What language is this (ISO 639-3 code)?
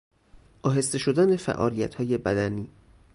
fas